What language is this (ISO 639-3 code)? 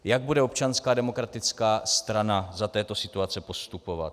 ces